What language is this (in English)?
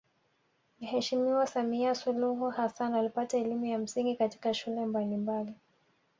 Swahili